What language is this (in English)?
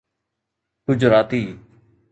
Sindhi